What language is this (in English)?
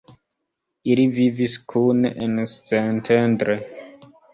Esperanto